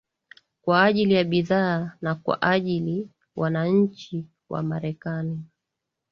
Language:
Swahili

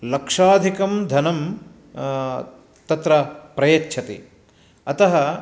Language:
Sanskrit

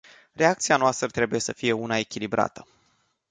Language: Romanian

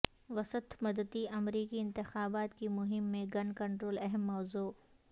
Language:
Urdu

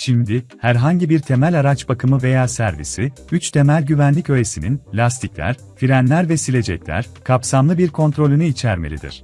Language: Turkish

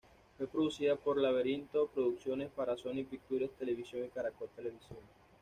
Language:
Spanish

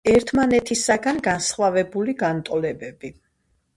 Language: Georgian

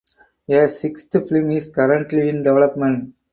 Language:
English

